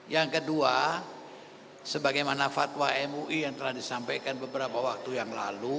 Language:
Indonesian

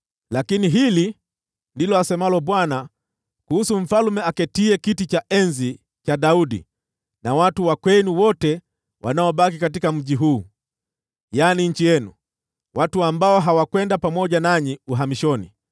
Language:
Swahili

